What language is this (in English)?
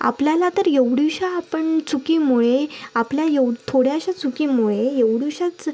Marathi